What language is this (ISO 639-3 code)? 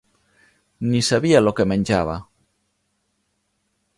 cat